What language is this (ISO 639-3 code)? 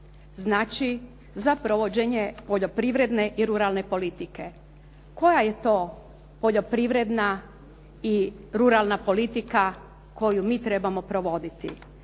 hrv